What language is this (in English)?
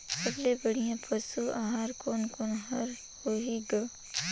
Chhattisgarhi